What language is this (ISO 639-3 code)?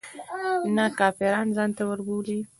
pus